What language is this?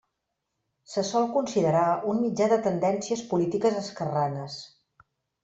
Catalan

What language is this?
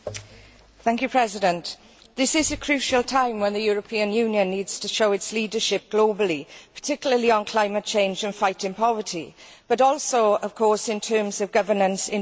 English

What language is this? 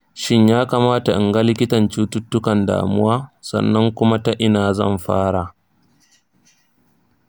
Hausa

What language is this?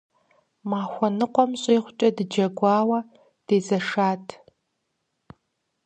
Kabardian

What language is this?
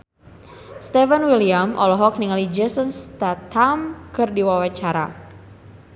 Sundanese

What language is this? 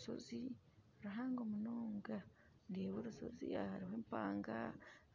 Nyankole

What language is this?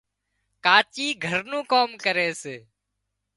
Wadiyara Koli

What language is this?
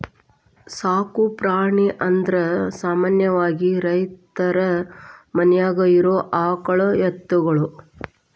Kannada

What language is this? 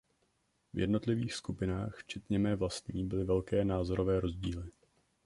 Czech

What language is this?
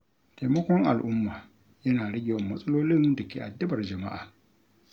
Hausa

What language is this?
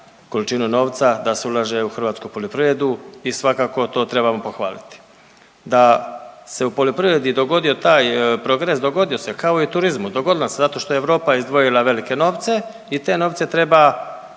Croatian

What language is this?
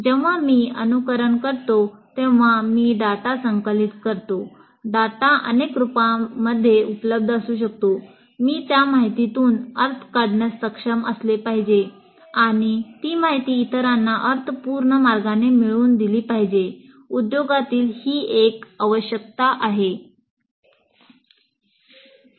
Marathi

